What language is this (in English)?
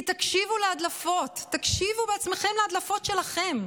Hebrew